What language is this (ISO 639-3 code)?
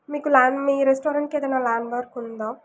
tel